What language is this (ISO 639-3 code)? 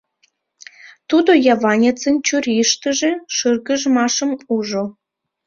chm